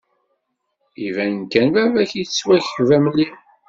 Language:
Kabyle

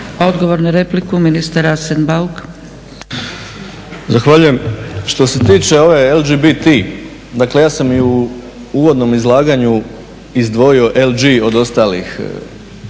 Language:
Croatian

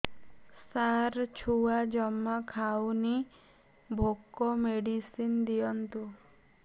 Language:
Odia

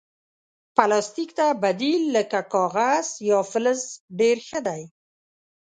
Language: Pashto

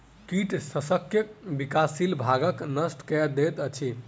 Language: Maithili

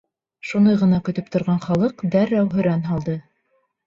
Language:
Bashkir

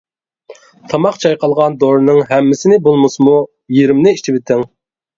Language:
Uyghur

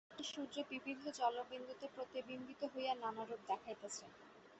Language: Bangla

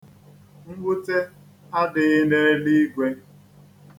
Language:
Igbo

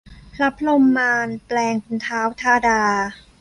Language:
Thai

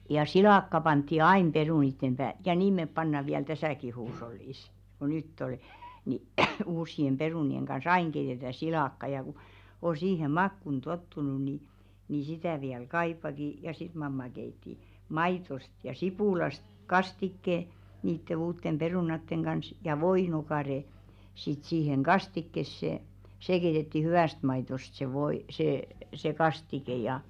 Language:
Finnish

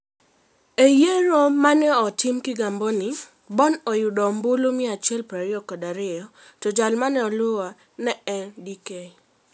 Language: Luo (Kenya and Tanzania)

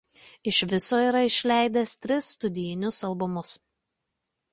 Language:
Lithuanian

